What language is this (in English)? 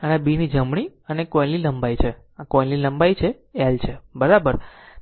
Gujarati